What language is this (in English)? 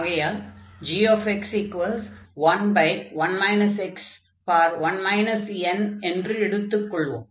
Tamil